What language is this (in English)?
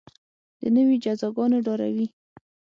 Pashto